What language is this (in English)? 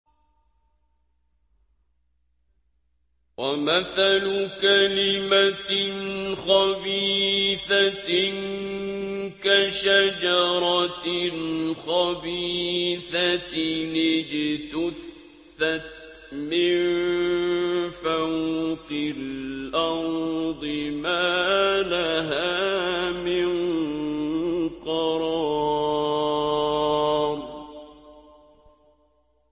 Arabic